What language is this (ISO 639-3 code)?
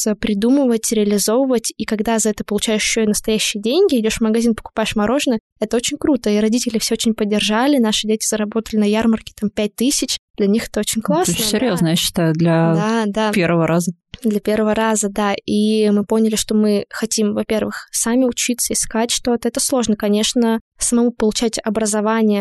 rus